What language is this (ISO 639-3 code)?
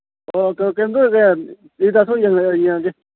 mni